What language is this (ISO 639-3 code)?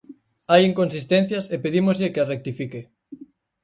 glg